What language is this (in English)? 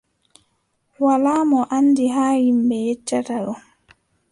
Adamawa Fulfulde